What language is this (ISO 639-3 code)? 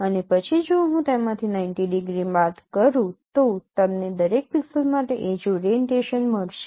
guj